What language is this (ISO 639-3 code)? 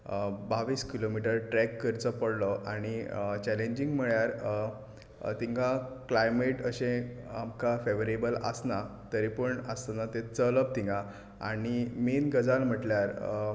kok